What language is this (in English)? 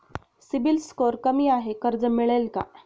Marathi